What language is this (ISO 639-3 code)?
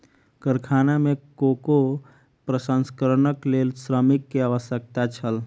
mai